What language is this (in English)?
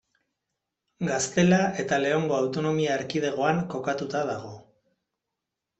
Basque